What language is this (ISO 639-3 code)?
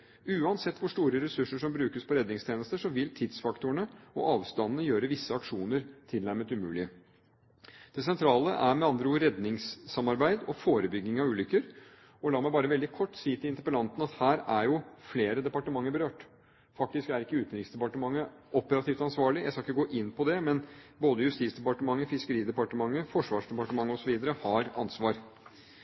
nob